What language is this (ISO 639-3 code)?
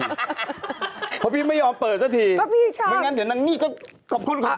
tha